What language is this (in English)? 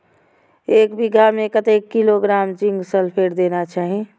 Maithili